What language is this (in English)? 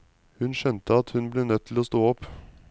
Norwegian